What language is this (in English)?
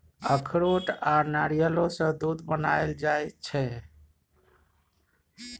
Maithili